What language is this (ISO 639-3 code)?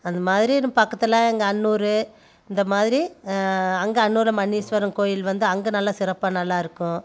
tam